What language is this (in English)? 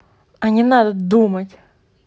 Russian